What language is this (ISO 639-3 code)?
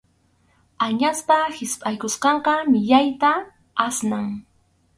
qxu